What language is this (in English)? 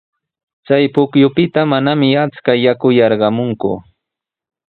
Sihuas Ancash Quechua